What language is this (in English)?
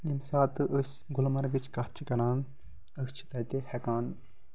Kashmiri